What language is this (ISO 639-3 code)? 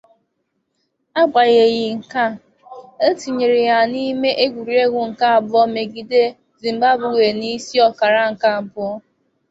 ibo